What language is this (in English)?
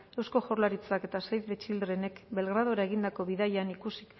Basque